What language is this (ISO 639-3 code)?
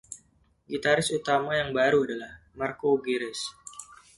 ind